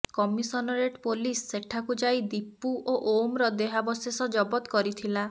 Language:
Odia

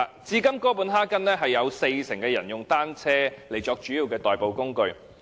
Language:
Cantonese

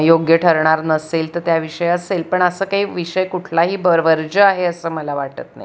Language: Marathi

